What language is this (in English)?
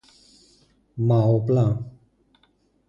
Greek